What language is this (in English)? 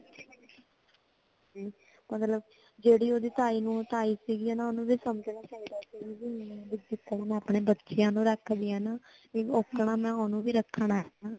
Punjabi